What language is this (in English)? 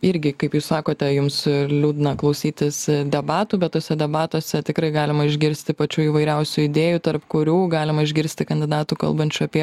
Lithuanian